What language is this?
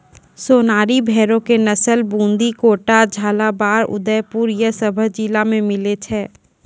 Maithili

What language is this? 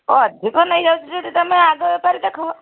Odia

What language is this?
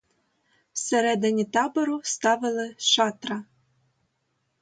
Ukrainian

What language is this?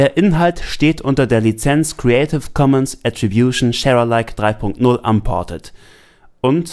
German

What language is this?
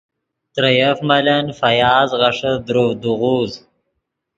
Yidgha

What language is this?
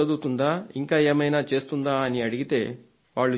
Telugu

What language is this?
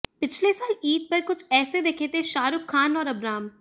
Hindi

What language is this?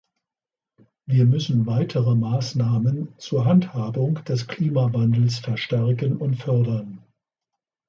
German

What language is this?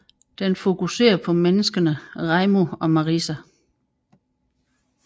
Danish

